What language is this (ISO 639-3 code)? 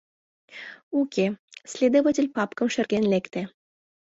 chm